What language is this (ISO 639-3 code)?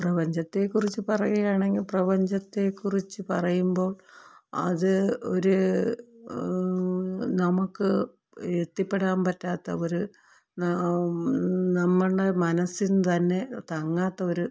mal